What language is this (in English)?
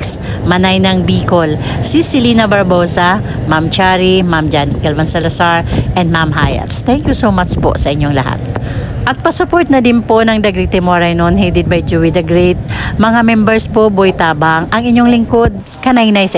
Filipino